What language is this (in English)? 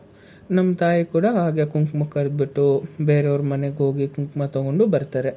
Kannada